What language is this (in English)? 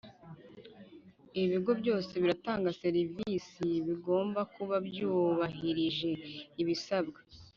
Kinyarwanda